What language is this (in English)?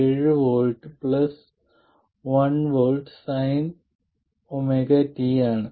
Malayalam